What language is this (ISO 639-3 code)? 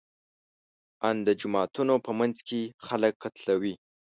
pus